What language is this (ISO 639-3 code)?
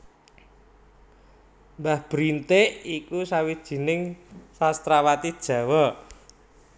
jav